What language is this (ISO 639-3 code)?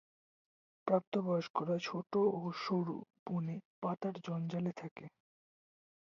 ben